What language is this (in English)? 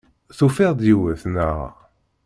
Kabyle